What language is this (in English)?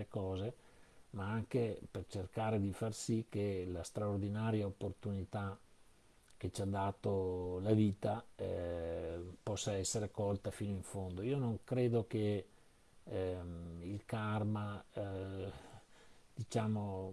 Italian